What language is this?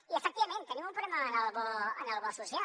Catalan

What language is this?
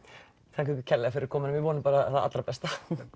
Icelandic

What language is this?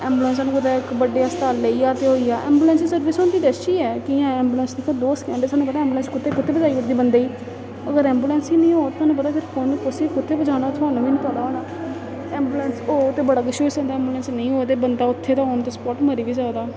Dogri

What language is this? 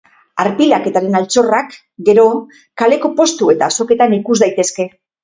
Basque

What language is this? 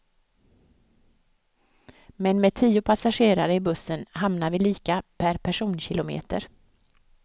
Swedish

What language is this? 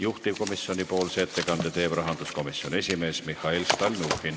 Estonian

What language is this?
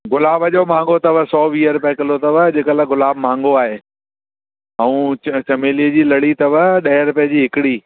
Sindhi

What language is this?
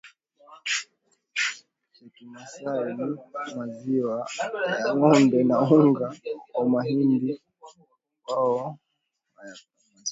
Swahili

